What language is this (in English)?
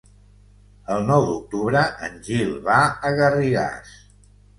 Catalan